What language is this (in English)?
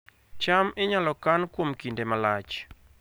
Luo (Kenya and Tanzania)